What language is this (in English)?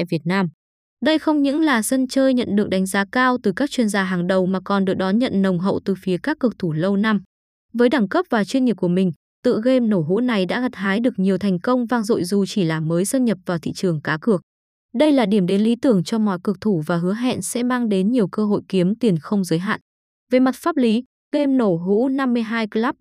Vietnamese